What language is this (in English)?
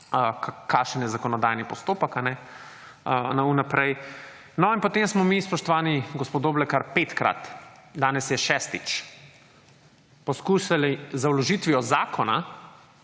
Slovenian